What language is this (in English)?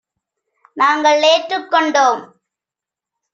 Tamil